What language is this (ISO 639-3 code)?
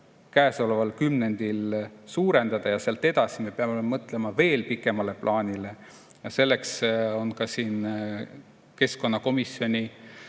est